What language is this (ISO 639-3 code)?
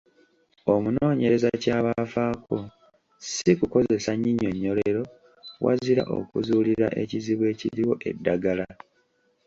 lug